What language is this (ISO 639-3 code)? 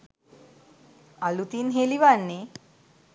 sin